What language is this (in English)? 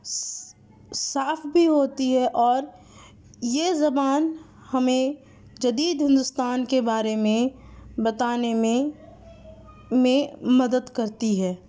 Urdu